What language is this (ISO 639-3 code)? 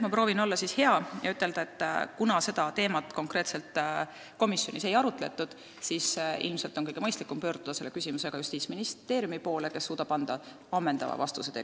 est